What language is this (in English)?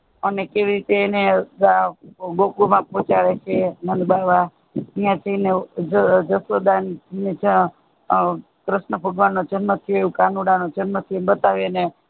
Gujarati